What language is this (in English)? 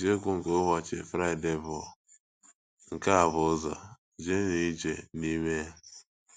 Igbo